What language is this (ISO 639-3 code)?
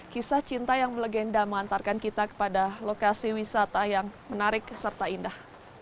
ind